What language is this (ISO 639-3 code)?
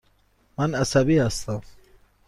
fas